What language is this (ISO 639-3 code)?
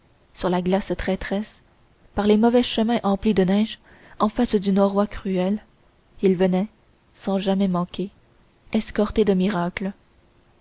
fra